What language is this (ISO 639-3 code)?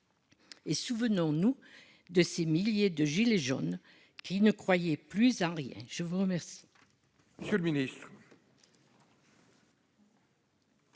fra